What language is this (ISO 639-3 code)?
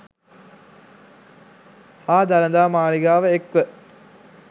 sin